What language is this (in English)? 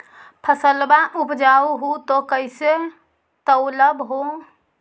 Magahi